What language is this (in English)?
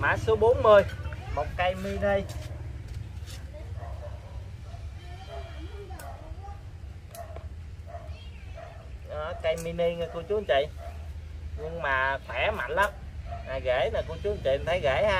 Vietnamese